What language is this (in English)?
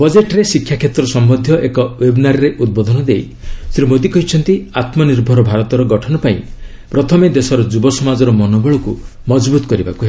Odia